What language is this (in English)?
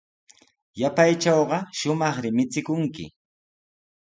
Sihuas Ancash Quechua